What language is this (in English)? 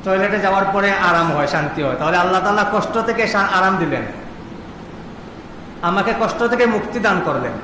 Bangla